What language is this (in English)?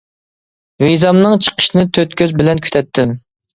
Uyghur